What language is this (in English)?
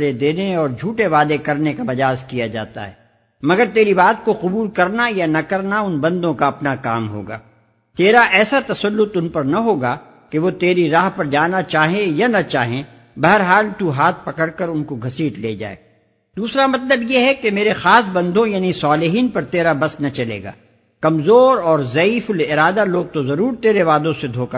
Urdu